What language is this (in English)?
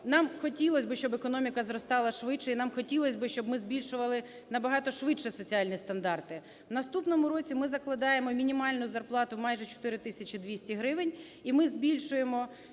Ukrainian